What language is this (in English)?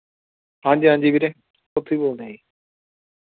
Punjabi